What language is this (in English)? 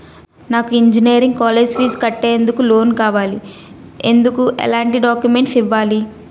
Telugu